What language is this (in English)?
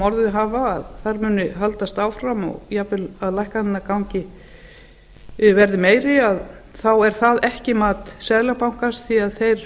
Icelandic